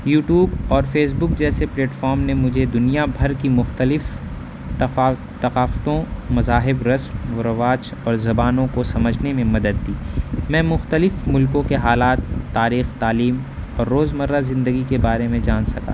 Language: Urdu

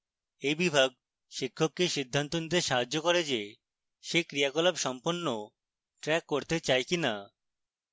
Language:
Bangla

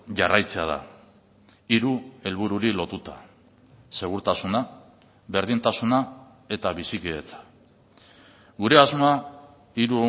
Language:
Basque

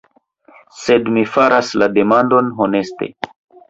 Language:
Esperanto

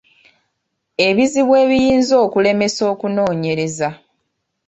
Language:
Ganda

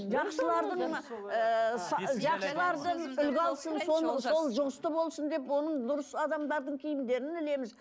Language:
Kazakh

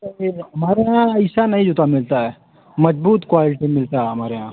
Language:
Hindi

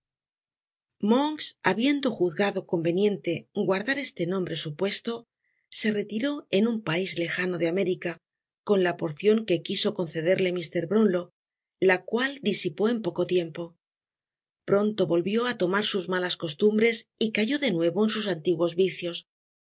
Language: Spanish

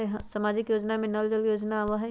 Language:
Magahi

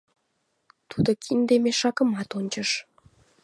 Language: Mari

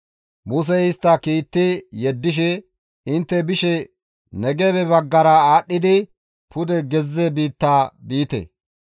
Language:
Gamo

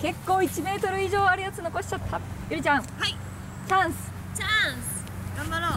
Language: Japanese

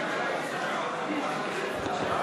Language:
Hebrew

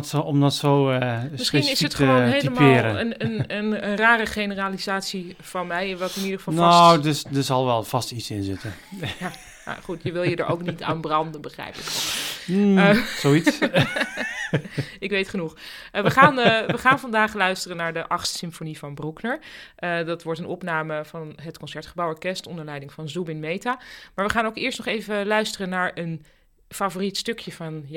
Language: Dutch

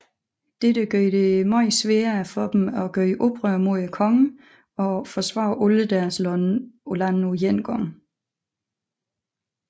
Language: Danish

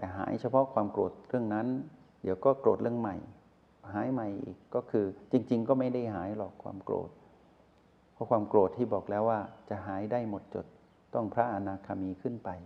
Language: Thai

